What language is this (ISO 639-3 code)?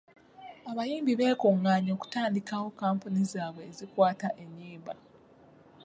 lug